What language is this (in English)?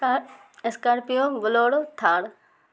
Urdu